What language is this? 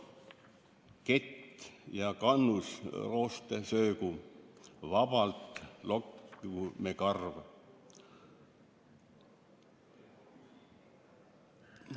Estonian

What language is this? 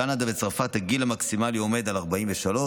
Hebrew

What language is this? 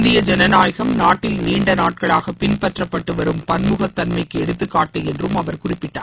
Tamil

